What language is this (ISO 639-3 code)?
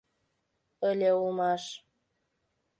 chm